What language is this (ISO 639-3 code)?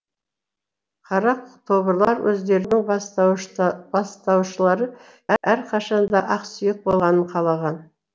kaz